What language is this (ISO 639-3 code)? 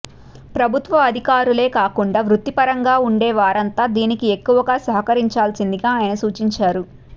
tel